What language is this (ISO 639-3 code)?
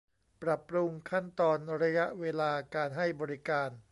tha